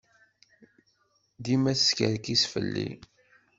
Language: Kabyle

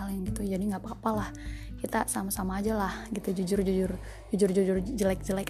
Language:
Indonesian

